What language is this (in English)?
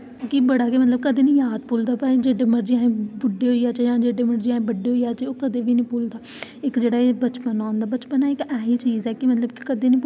Dogri